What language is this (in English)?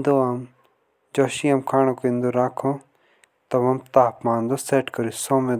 Jaunsari